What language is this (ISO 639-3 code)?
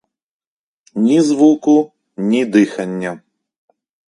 ukr